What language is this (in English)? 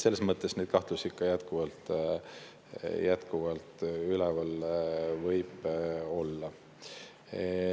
Estonian